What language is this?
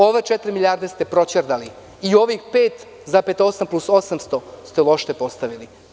Serbian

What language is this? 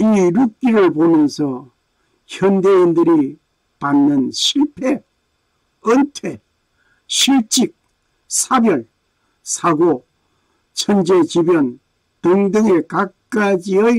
Korean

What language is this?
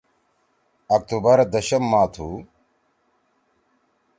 Torwali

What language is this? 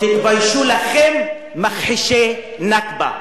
Hebrew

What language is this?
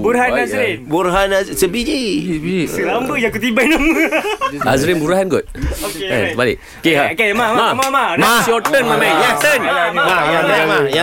Malay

